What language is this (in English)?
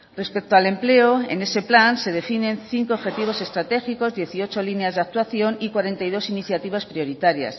Spanish